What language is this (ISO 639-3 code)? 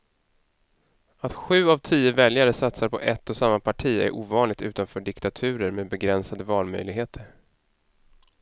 swe